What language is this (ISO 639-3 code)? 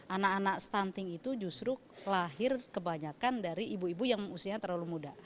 ind